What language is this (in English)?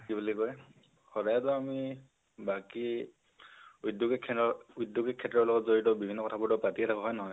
Assamese